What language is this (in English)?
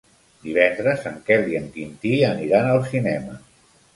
Catalan